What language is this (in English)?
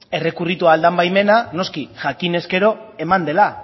Basque